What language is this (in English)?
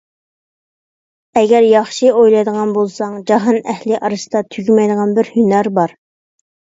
Uyghur